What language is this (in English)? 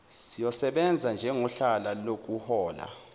Zulu